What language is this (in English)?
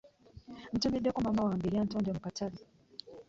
Ganda